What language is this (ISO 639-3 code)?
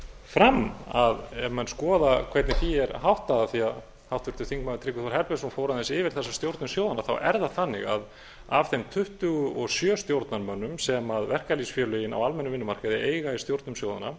isl